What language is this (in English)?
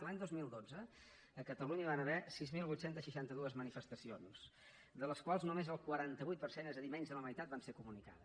Catalan